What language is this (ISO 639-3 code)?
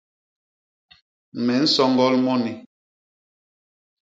bas